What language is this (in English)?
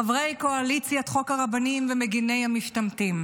Hebrew